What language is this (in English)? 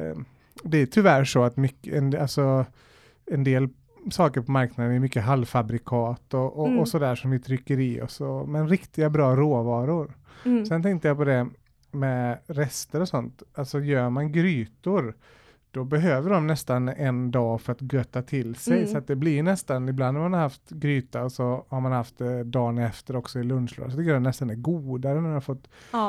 Swedish